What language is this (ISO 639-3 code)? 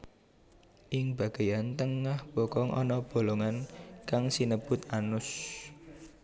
jav